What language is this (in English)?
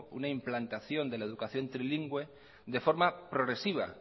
Spanish